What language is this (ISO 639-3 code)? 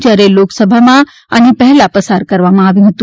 guj